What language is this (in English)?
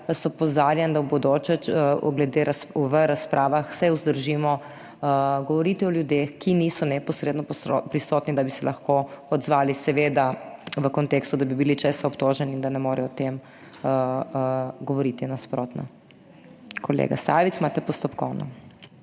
Slovenian